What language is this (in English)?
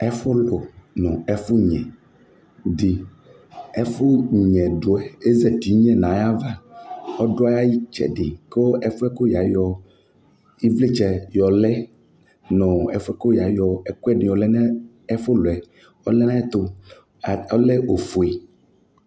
Ikposo